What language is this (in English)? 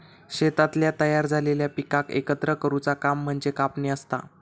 Marathi